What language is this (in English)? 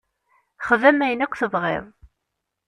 Kabyle